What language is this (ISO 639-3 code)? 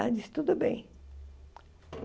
por